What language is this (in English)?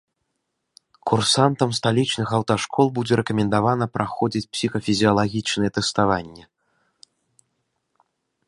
Belarusian